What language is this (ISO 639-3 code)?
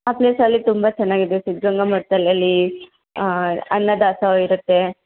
kan